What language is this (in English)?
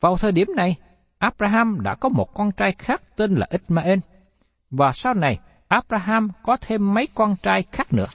Vietnamese